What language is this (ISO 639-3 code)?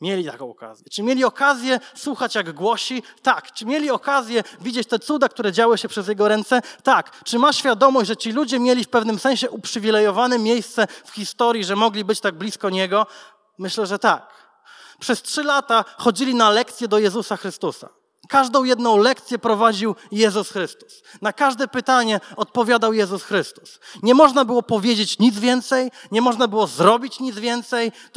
pol